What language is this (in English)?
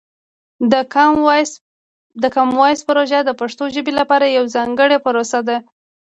Pashto